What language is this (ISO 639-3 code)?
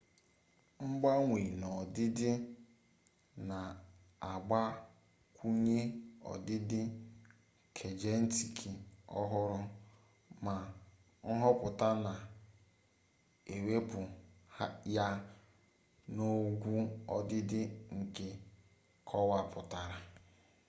ibo